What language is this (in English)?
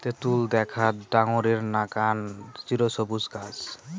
Bangla